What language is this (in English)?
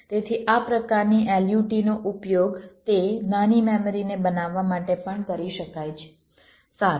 Gujarati